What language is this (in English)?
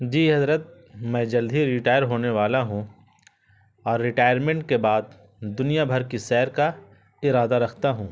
Urdu